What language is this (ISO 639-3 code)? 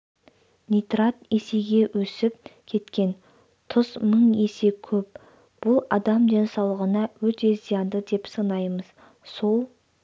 kaz